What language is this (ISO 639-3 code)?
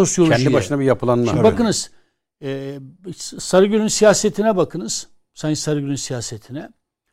tur